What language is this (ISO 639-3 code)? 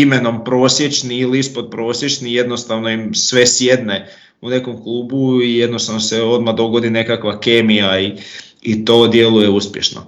hrv